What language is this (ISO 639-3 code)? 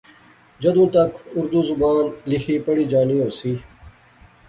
phr